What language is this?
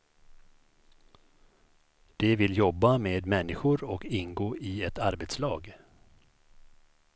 Swedish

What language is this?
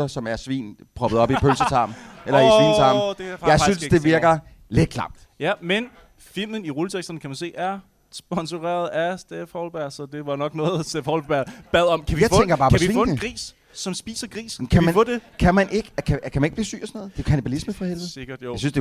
Danish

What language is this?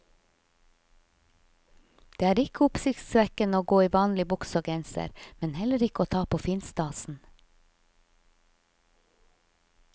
Norwegian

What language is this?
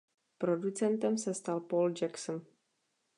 Czech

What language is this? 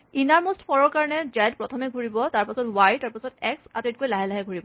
Assamese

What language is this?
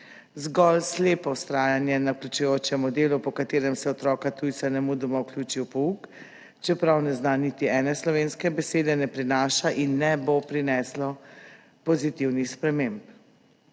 Slovenian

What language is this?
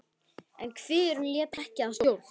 Icelandic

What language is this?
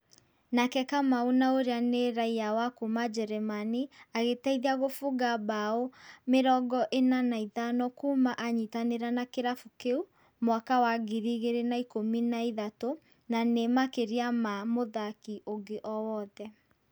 Kikuyu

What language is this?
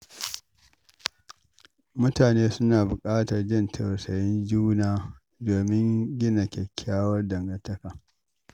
Hausa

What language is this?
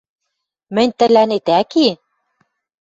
Western Mari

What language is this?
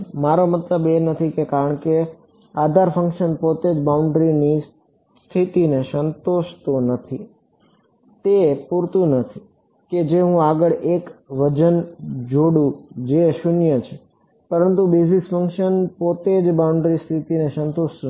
Gujarati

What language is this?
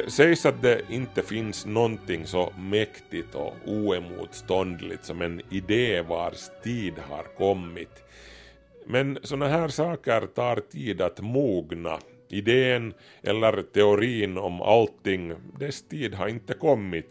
Swedish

